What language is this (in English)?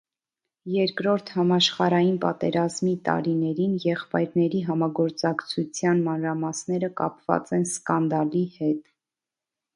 Armenian